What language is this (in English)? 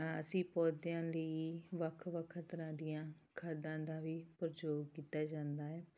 Punjabi